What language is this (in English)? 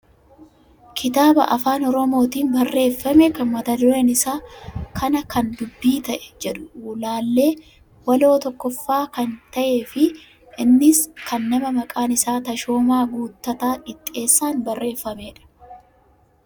Oromo